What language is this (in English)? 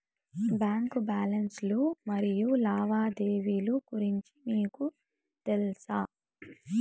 Telugu